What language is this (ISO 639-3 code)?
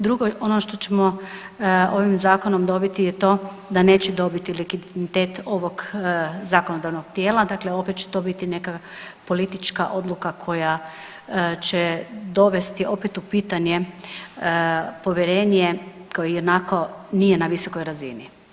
hrv